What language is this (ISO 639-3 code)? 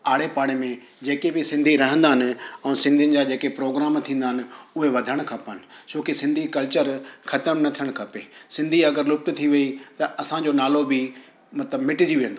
snd